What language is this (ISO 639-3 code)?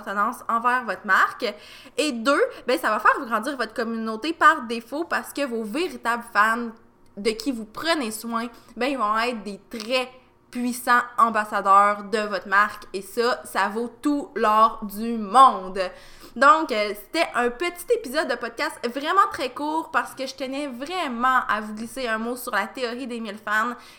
fra